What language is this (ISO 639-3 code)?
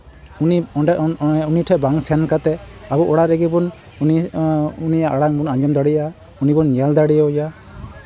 sat